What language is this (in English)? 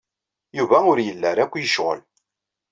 Kabyle